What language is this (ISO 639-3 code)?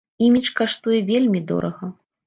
bel